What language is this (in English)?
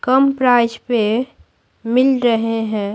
Hindi